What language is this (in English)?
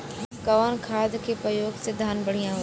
Bhojpuri